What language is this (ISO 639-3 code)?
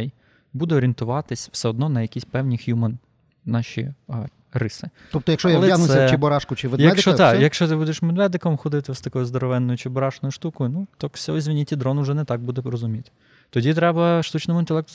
ukr